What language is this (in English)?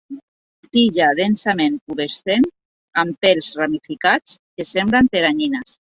Catalan